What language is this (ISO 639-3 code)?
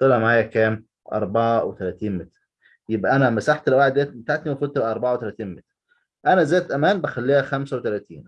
ara